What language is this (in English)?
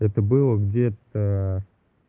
Russian